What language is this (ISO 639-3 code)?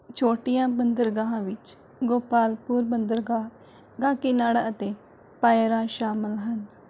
pan